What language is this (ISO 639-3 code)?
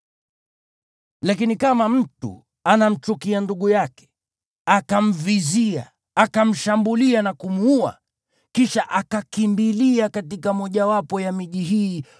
swa